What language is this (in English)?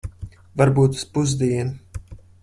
Latvian